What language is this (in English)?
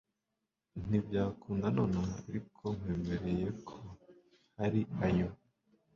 Kinyarwanda